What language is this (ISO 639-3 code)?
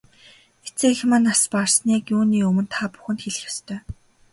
mon